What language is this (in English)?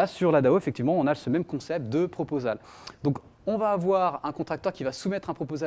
French